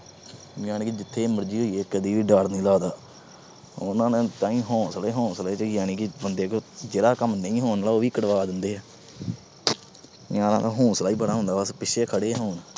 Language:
Punjabi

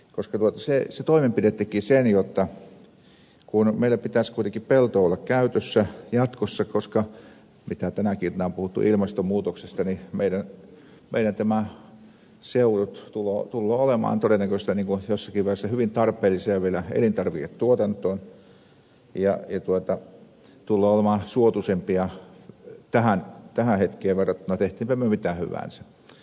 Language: Finnish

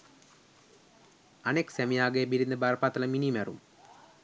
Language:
Sinhala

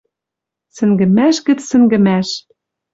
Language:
Western Mari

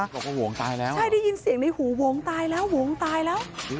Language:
Thai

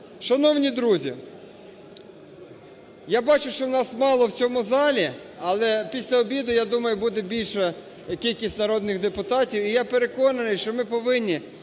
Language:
Ukrainian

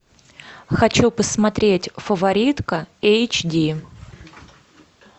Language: Russian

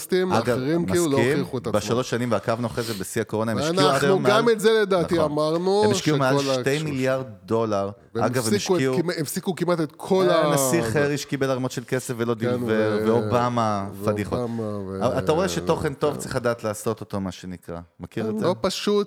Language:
Hebrew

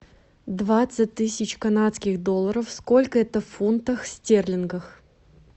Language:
Russian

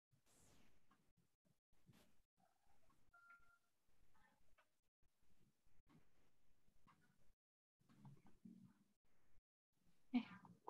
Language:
Indonesian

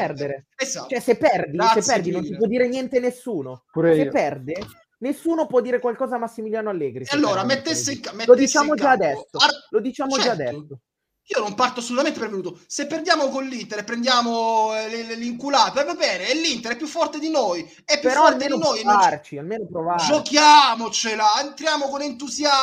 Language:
Italian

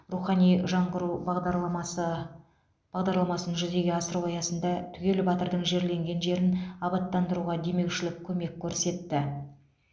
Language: Kazakh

